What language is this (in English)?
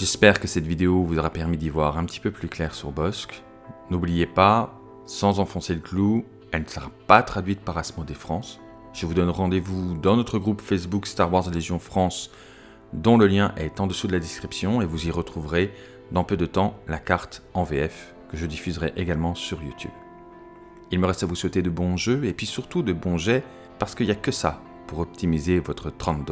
French